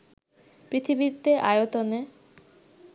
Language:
Bangla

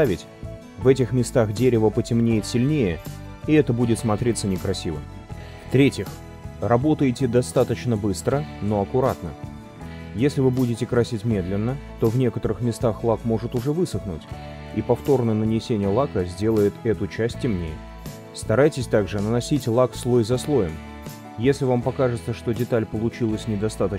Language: Russian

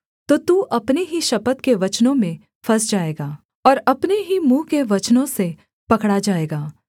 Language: Hindi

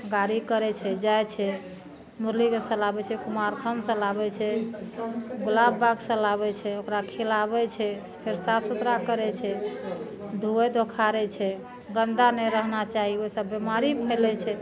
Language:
Maithili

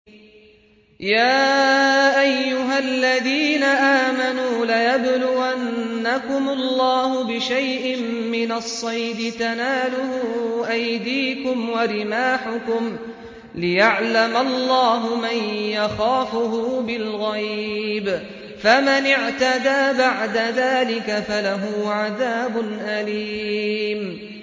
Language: Arabic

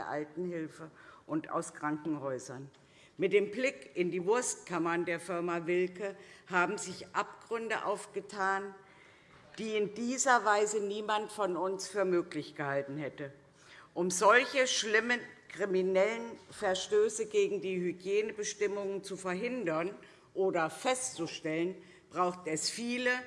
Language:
German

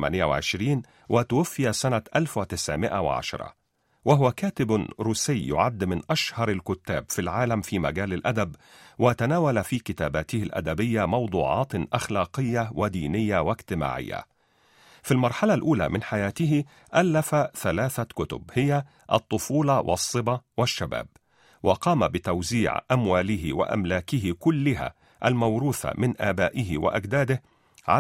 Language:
Arabic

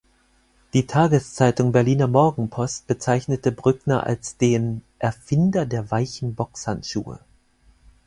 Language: German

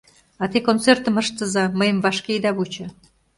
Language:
Mari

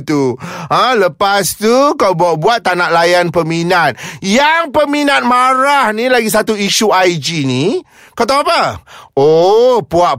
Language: Malay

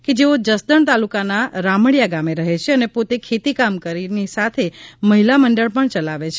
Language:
Gujarati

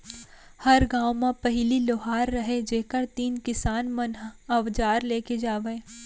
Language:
Chhattisgarhi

